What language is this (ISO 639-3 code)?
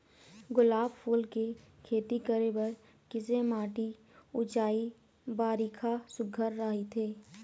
hne